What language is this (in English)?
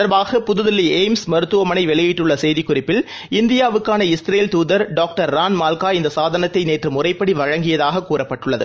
Tamil